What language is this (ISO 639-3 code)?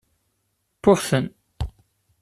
kab